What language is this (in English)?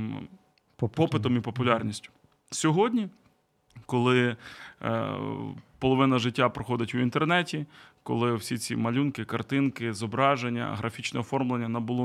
Ukrainian